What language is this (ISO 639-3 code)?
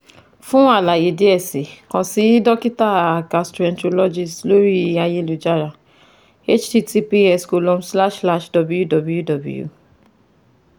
yor